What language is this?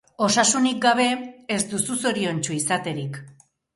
Basque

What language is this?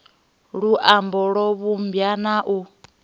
Venda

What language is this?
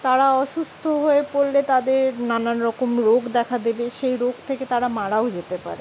Bangla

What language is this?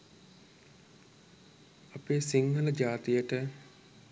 Sinhala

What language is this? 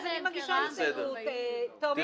Hebrew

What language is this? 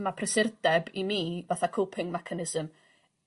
Welsh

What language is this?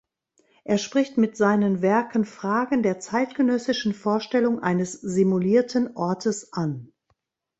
German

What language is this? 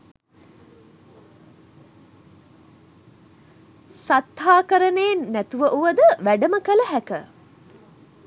Sinhala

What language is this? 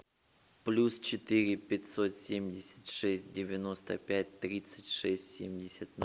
Russian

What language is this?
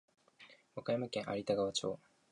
Japanese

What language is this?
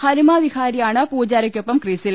Malayalam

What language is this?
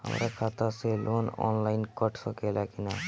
Bhojpuri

